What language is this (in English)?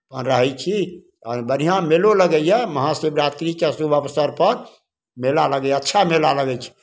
Maithili